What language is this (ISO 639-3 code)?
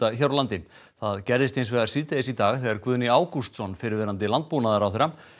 isl